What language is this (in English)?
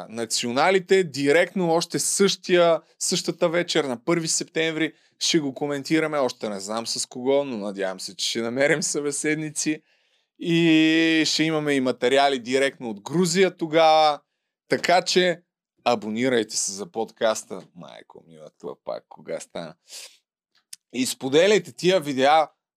Bulgarian